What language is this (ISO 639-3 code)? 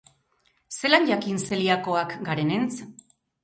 eus